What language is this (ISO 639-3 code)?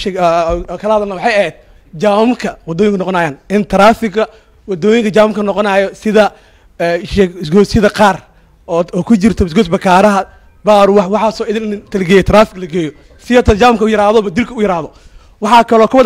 ara